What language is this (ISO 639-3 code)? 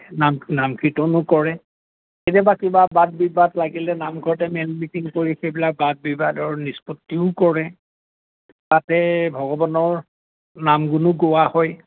asm